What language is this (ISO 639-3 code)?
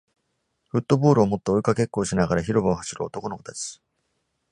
jpn